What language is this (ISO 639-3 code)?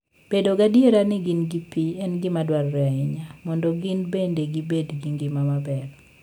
luo